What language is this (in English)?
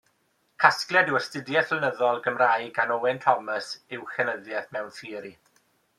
Welsh